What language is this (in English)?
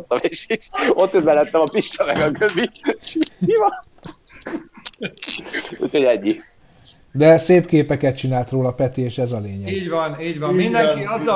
Hungarian